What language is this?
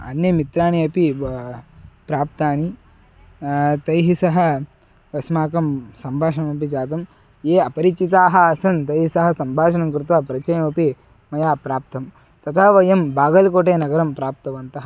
Sanskrit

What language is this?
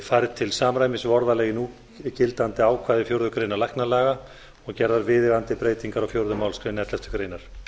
Icelandic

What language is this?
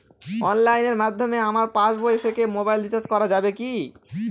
Bangla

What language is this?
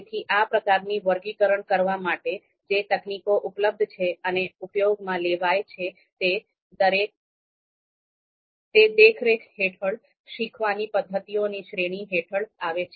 Gujarati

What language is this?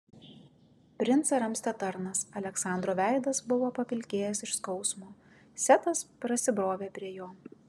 Lithuanian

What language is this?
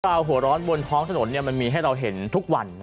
Thai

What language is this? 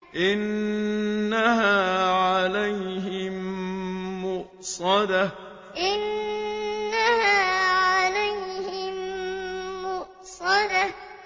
Arabic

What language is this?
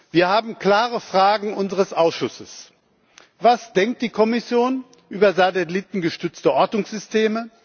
German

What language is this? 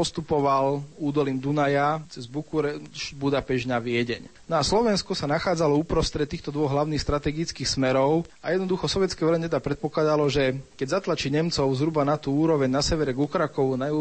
Slovak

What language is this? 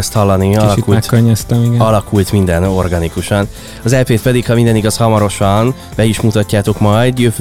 Hungarian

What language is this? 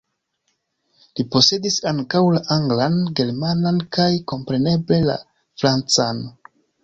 Esperanto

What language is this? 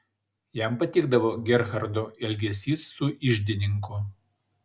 Lithuanian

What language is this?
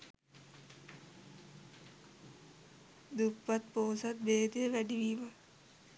Sinhala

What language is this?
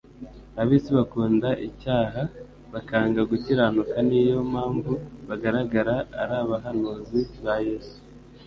Kinyarwanda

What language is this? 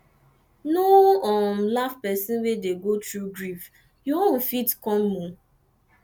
Nigerian Pidgin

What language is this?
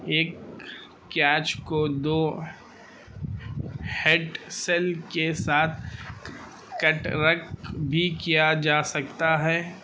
Urdu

